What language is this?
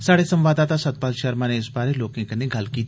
Dogri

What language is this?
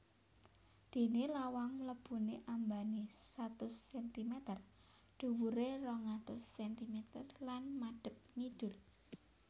Javanese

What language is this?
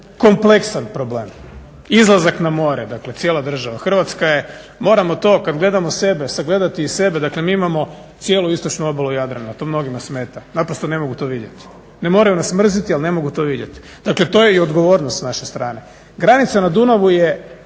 Croatian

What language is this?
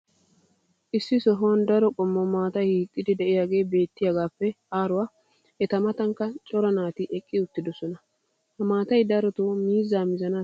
Wolaytta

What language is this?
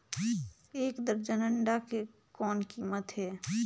Chhattisgarhi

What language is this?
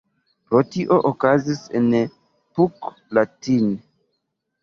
Esperanto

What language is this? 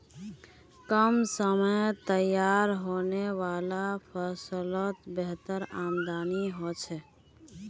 Magahi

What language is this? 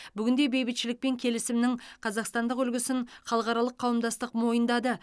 Kazakh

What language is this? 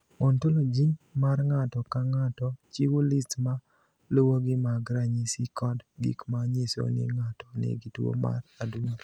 Luo (Kenya and Tanzania)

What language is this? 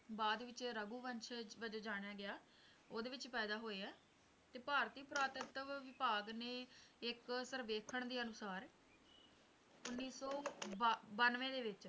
Punjabi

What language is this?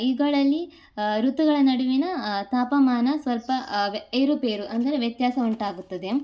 Kannada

